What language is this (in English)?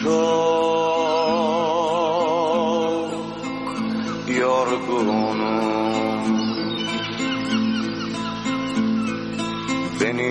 Turkish